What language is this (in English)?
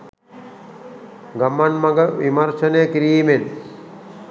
Sinhala